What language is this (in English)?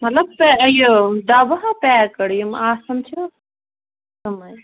Kashmiri